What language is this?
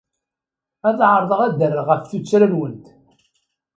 Kabyle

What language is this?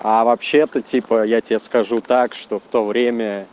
Russian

